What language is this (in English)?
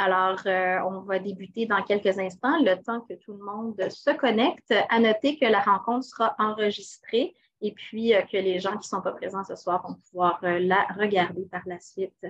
French